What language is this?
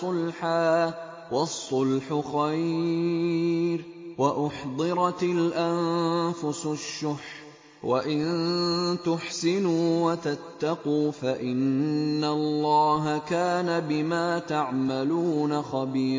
Arabic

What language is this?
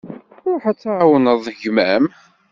Kabyle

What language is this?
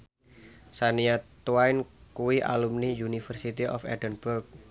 Javanese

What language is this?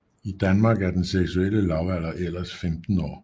Danish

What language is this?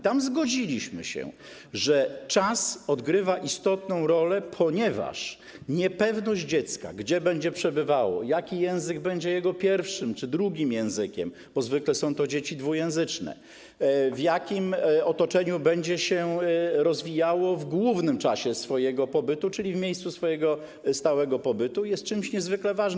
Polish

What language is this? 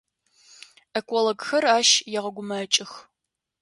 Adyghe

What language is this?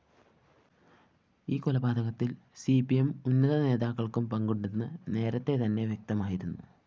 Malayalam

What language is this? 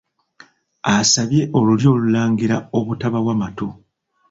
Ganda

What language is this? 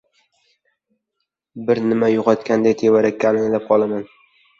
Uzbek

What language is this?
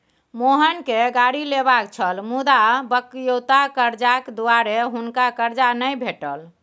Maithili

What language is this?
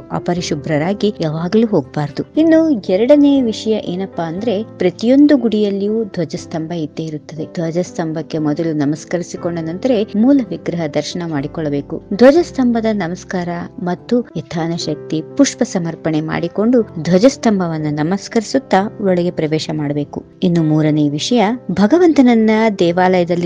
Kannada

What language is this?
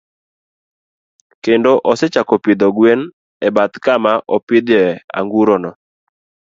Luo (Kenya and Tanzania)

